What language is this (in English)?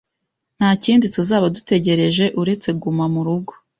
Kinyarwanda